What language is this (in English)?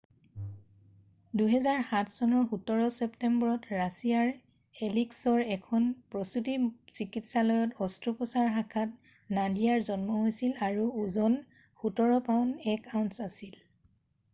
Assamese